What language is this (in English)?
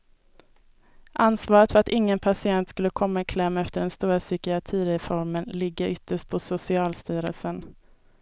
Swedish